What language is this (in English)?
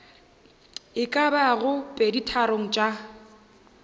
Northern Sotho